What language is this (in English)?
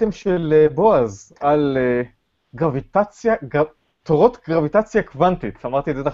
Hebrew